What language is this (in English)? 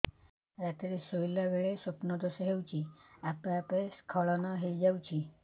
Odia